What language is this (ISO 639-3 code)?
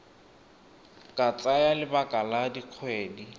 tsn